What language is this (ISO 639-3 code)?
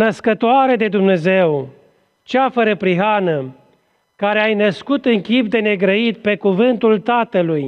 ron